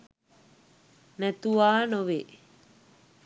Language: Sinhala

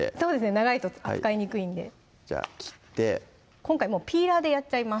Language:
Japanese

